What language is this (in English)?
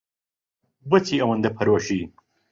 Central Kurdish